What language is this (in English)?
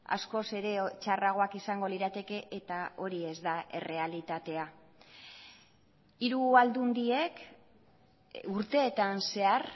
Basque